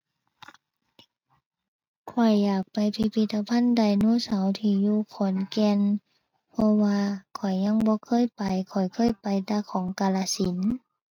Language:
Thai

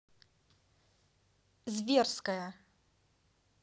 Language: Russian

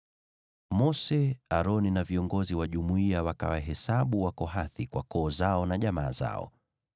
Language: Swahili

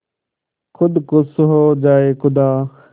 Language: Hindi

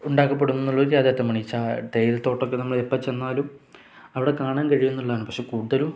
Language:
Malayalam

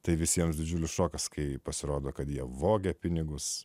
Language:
Lithuanian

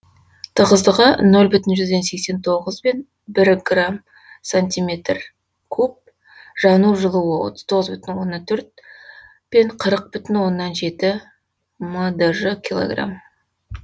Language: Kazakh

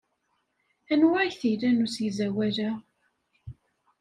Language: Kabyle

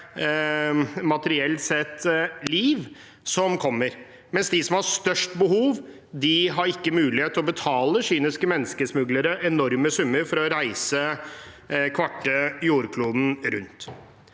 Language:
Norwegian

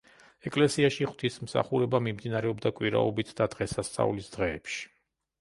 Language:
Georgian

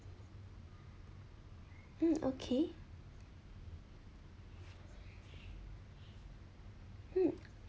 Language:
English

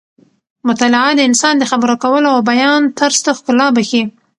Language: Pashto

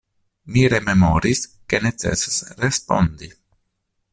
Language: Esperanto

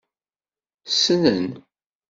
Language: Kabyle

